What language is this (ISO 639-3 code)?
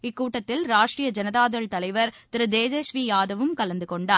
tam